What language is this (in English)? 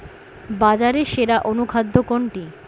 Bangla